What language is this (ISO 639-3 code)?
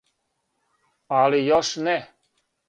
srp